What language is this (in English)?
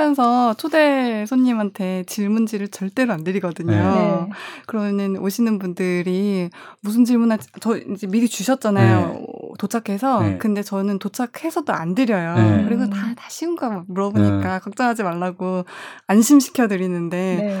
Korean